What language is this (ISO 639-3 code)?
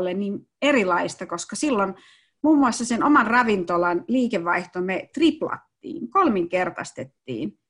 fin